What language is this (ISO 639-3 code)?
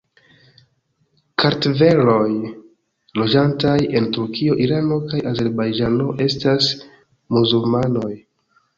epo